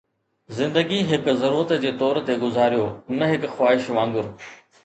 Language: Sindhi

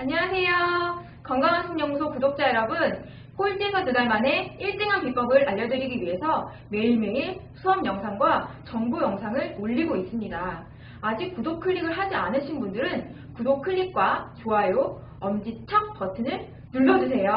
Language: Korean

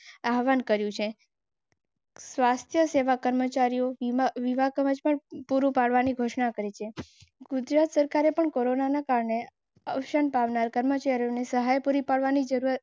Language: Gujarati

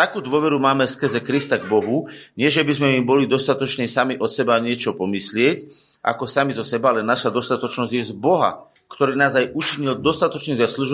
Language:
Slovak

